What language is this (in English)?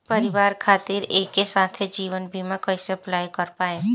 Bhojpuri